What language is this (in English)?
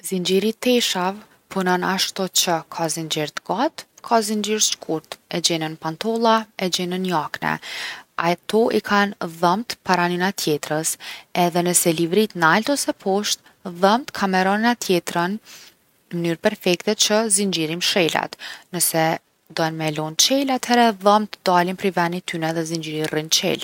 Gheg Albanian